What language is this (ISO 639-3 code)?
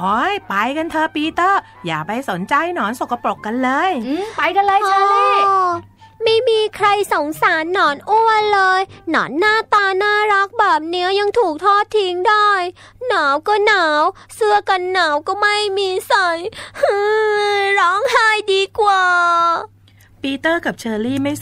tha